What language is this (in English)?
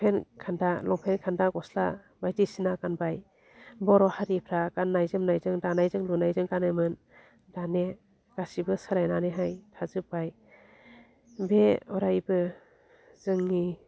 Bodo